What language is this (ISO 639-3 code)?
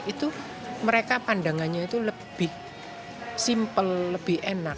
ind